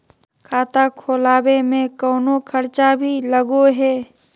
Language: Magahi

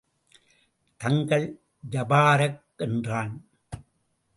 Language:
Tamil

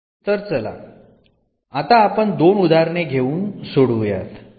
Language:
Marathi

